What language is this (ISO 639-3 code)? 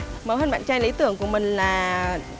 vie